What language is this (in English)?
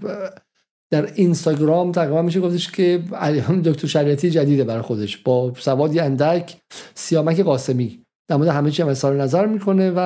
Persian